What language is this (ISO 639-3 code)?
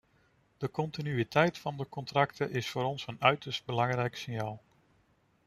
nld